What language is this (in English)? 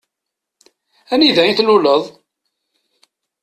Kabyle